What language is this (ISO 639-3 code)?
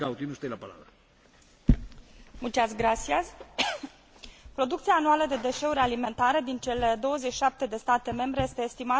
ron